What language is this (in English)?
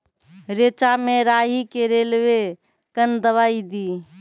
Maithili